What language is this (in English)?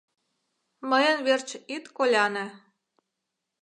Mari